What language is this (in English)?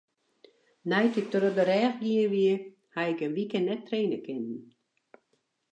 Western Frisian